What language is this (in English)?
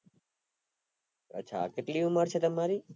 Gujarati